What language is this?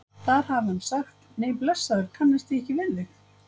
Icelandic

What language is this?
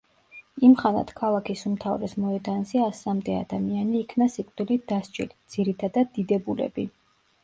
Georgian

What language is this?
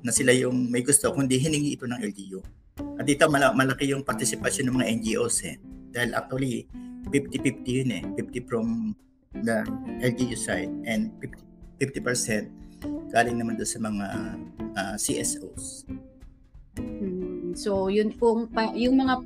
Filipino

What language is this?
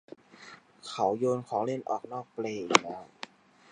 Thai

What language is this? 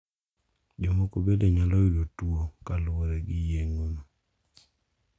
Luo (Kenya and Tanzania)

